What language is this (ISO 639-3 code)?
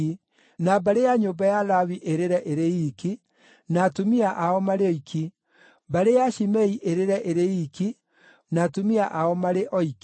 kik